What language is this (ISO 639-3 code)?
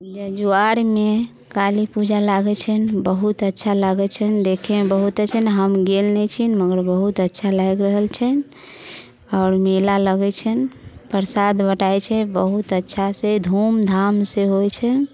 mai